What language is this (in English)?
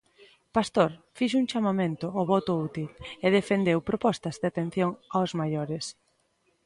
Galician